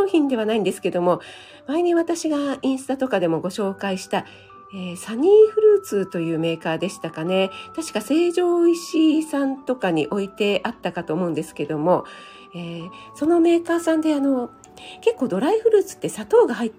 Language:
Japanese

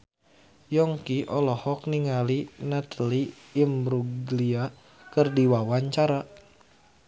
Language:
Sundanese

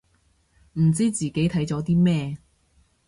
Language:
Cantonese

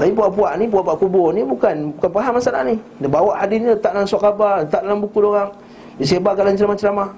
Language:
Malay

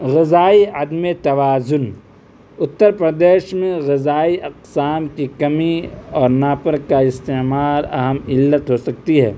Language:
Urdu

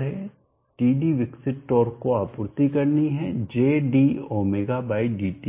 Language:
Hindi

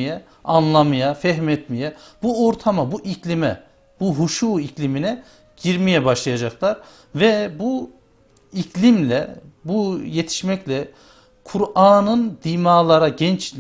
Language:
Turkish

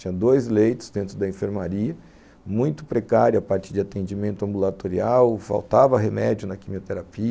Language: Portuguese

